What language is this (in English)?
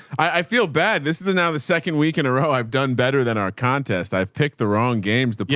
English